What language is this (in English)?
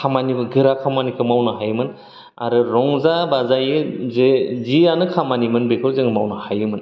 Bodo